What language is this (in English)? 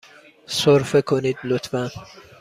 Persian